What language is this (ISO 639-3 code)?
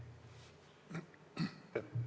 est